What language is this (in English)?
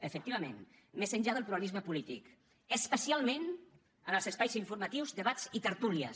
Catalan